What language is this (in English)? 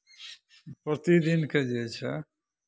Maithili